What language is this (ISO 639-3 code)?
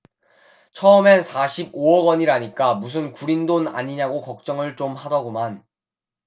kor